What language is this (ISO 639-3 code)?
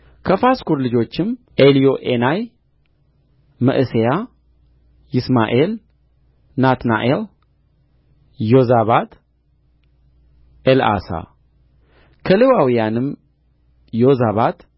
amh